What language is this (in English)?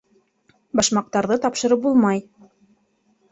Bashkir